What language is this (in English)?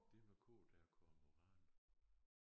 Danish